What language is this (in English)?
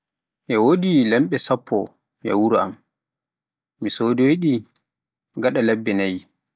Pular